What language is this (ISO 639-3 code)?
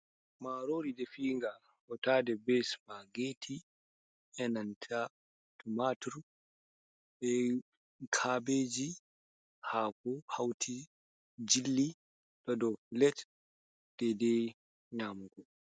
ful